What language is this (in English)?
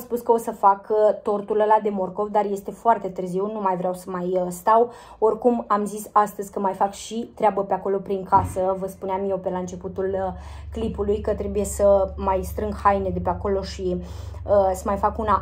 Romanian